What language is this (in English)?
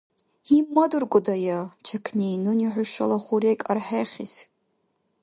Dargwa